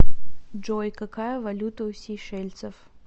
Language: Russian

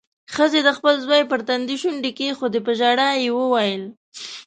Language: Pashto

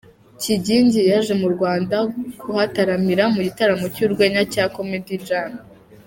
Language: Kinyarwanda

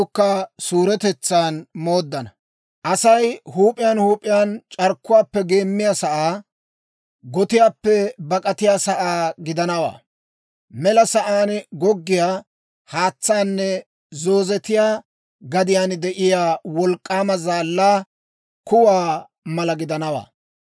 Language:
Dawro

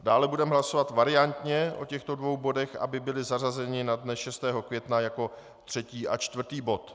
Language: Czech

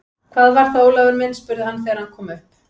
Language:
Icelandic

